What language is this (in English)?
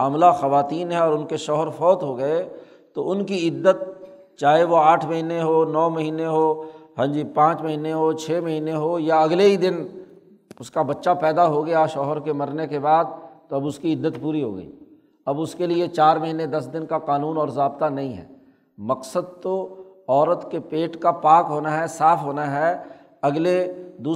Urdu